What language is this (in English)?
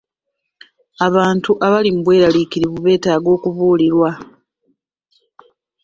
Ganda